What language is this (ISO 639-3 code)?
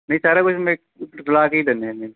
pan